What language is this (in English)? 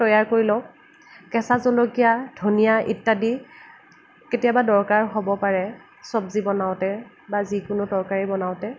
Assamese